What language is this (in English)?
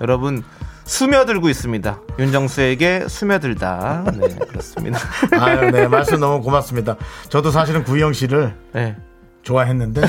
Korean